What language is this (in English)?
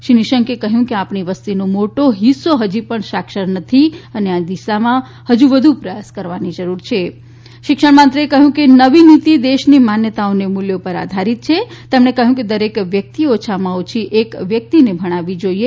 Gujarati